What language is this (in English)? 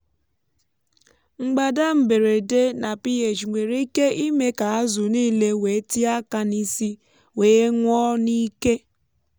Igbo